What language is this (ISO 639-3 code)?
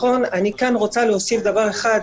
heb